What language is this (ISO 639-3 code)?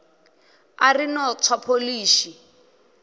ven